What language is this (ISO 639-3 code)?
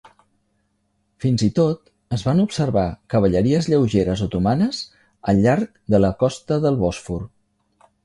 cat